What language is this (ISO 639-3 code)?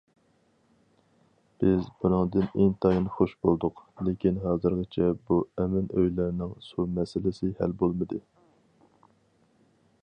uig